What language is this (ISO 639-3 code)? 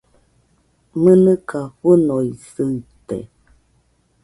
hux